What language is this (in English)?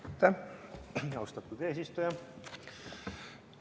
Estonian